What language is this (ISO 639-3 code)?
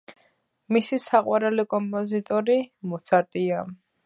kat